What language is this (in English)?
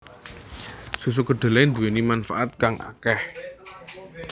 Javanese